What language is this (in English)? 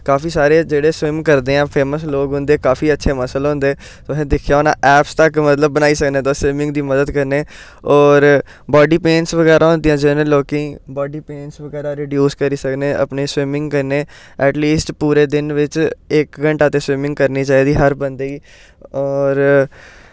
Dogri